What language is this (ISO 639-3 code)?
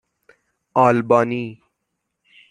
fas